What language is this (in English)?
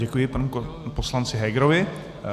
Czech